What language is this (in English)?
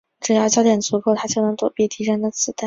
Chinese